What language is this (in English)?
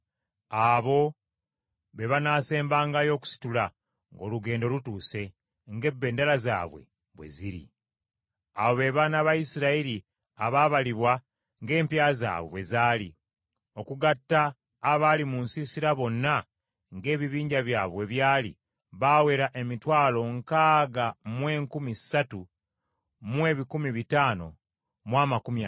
Ganda